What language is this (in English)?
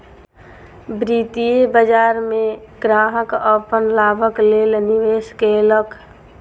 Maithili